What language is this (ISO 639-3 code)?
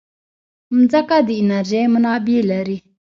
pus